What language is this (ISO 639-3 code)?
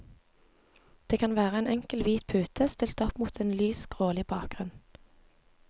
nor